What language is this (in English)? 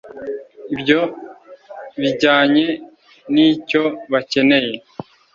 Kinyarwanda